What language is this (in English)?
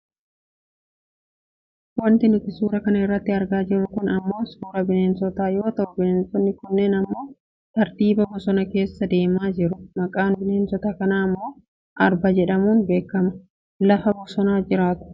Oromo